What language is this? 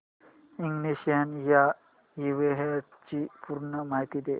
Marathi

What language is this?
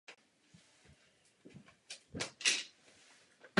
Czech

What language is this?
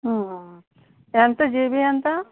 Telugu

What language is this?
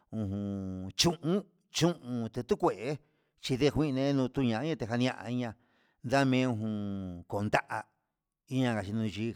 Huitepec Mixtec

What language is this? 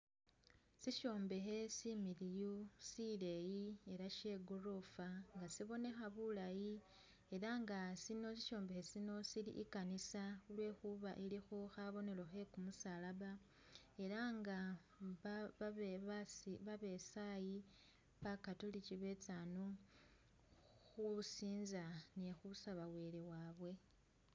Masaaba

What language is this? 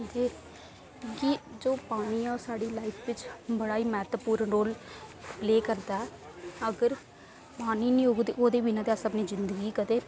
Dogri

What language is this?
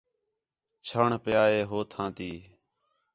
Khetrani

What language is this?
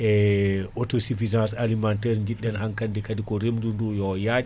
Fula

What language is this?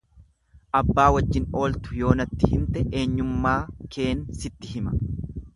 Oromo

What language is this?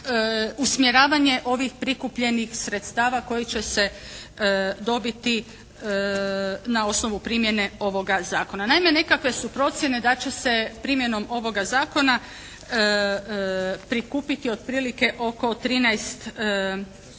Croatian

